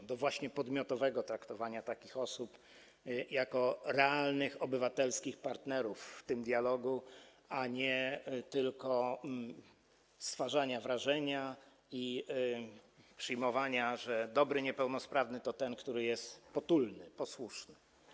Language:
Polish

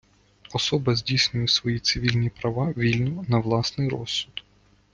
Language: Ukrainian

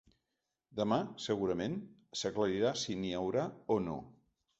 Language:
Catalan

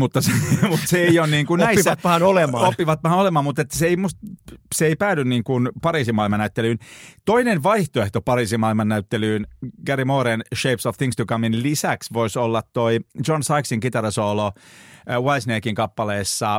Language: Finnish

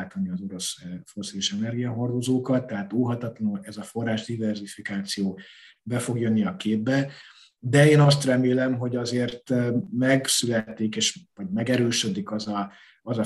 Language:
Hungarian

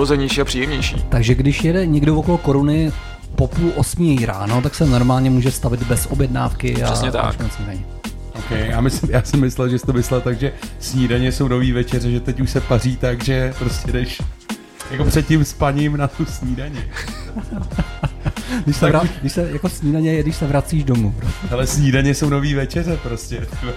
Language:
Czech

